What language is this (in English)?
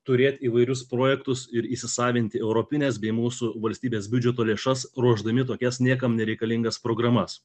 Lithuanian